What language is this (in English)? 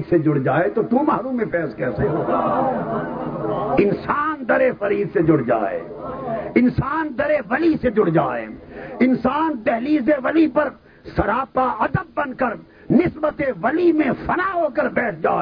Urdu